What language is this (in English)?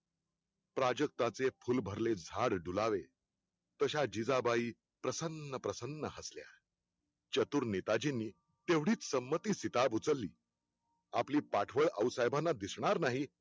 Marathi